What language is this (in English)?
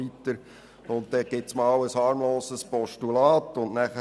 Swiss German